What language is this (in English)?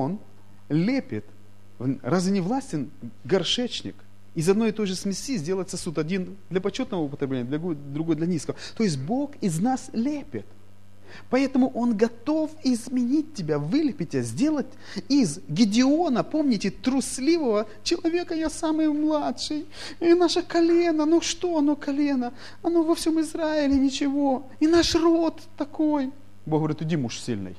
Russian